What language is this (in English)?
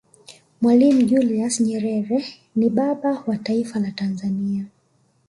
Swahili